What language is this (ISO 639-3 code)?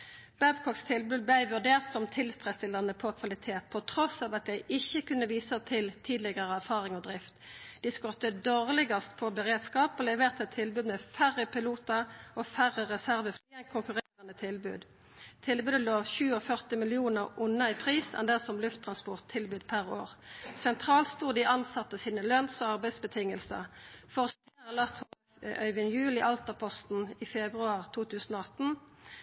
nno